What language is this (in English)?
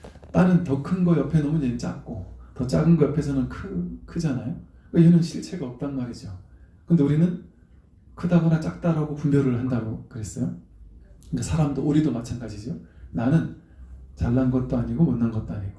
Korean